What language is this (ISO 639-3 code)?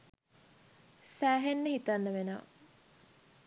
sin